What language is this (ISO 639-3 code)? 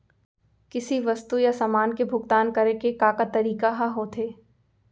hne